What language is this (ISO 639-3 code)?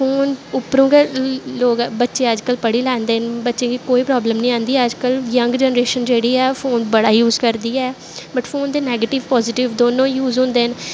doi